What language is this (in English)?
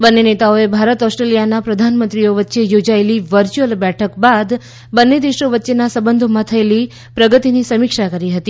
Gujarati